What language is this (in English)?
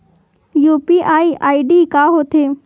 Chhattisgarhi